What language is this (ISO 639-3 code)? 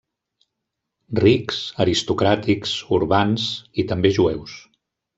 cat